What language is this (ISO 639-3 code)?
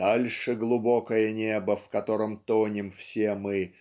rus